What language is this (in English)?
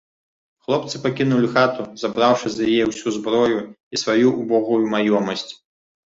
Belarusian